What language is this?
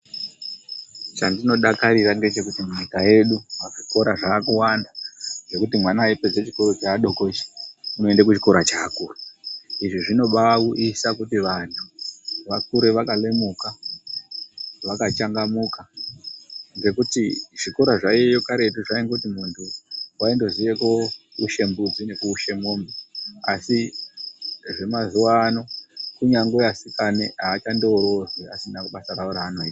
Ndau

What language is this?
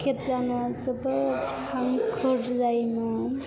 Bodo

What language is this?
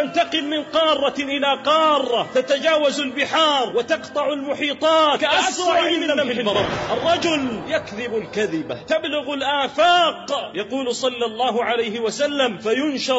Urdu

